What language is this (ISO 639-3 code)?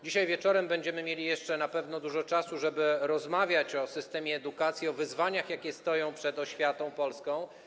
pol